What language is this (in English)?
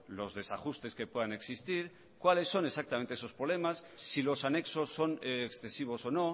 Spanish